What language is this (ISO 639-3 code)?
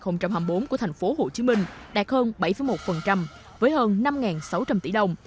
vie